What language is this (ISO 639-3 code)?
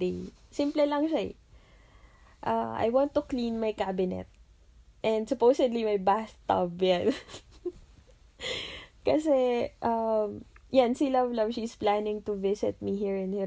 fil